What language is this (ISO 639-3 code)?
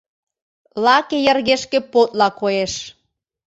chm